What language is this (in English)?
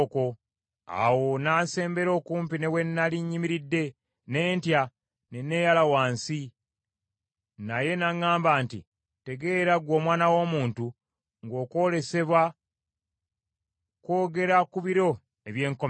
Ganda